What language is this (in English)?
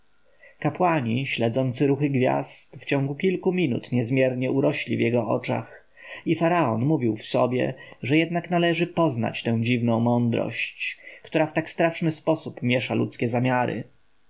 Polish